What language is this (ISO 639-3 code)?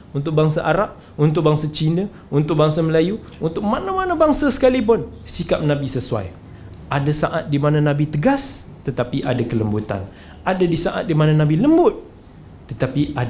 msa